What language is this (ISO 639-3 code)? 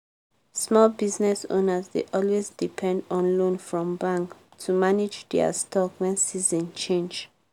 pcm